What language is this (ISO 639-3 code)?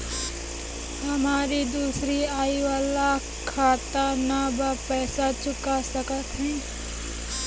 bho